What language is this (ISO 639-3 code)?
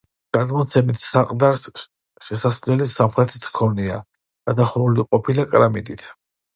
kat